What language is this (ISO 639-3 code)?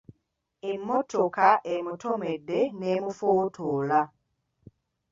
lug